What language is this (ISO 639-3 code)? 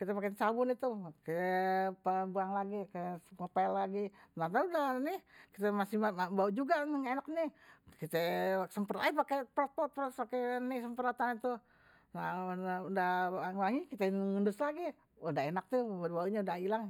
bew